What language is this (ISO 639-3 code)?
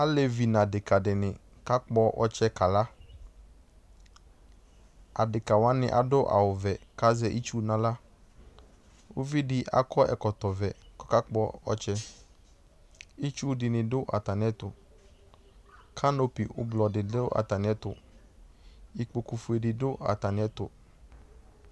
kpo